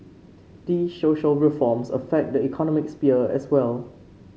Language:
English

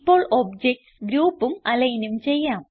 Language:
Malayalam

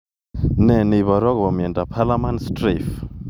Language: Kalenjin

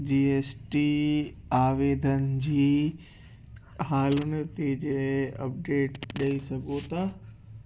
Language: Sindhi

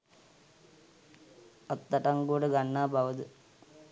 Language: Sinhala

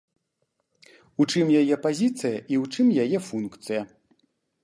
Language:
Belarusian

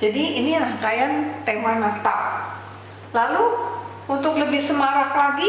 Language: Indonesian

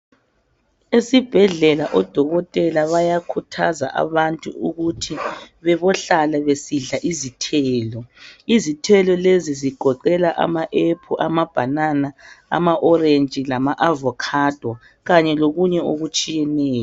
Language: North Ndebele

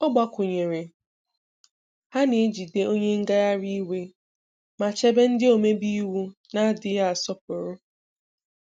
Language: Igbo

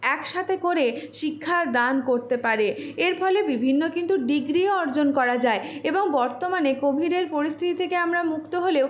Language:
Bangla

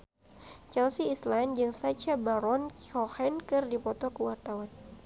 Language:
Sundanese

